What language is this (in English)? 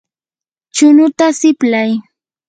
Yanahuanca Pasco Quechua